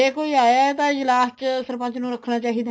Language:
Punjabi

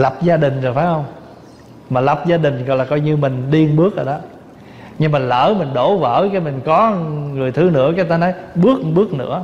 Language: Vietnamese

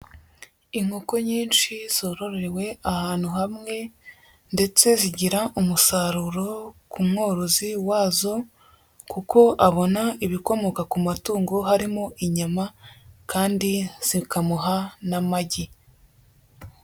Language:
Kinyarwanda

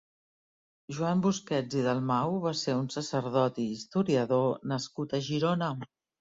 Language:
Catalan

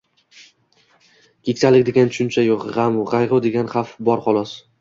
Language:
Uzbek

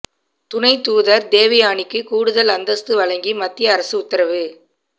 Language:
Tamil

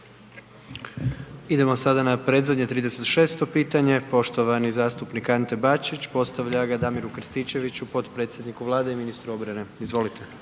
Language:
Croatian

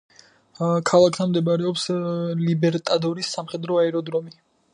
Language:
Georgian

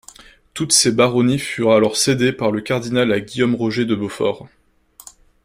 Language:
French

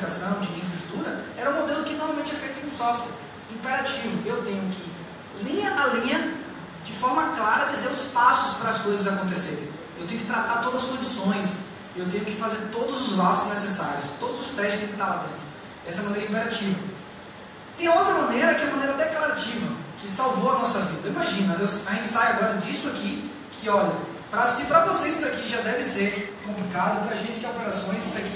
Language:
Portuguese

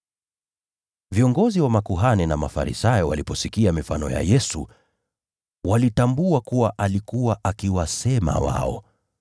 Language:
Swahili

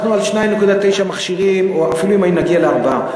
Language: Hebrew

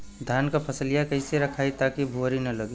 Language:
Bhojpuri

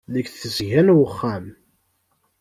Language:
Kabyle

